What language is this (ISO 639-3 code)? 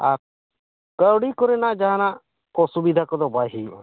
sat